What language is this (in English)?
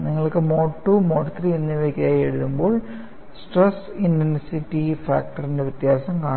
Malayalam